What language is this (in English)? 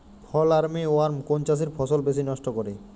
Bangla